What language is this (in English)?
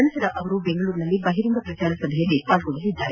Kannada